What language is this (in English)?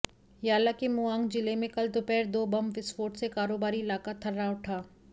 Hindi